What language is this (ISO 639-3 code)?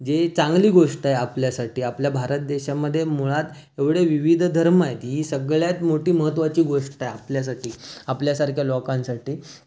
mar